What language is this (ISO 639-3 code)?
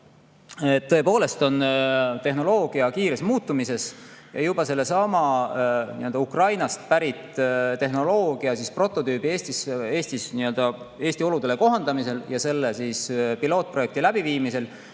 est